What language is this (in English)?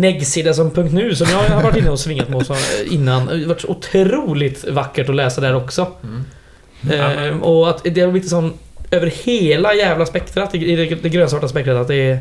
Swedish